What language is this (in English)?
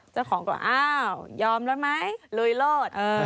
Thai